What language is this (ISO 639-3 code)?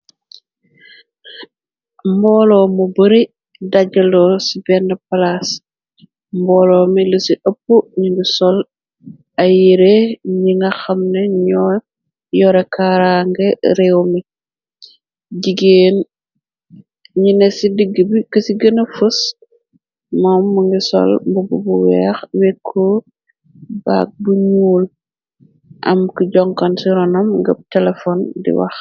wol